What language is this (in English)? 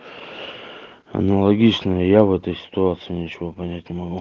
Russian